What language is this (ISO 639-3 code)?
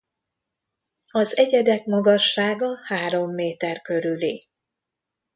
hun